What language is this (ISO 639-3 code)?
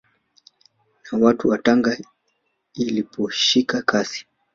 swa